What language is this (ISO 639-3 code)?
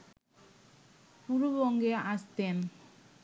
ben